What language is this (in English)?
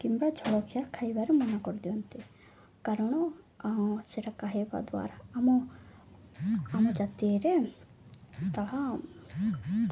Odia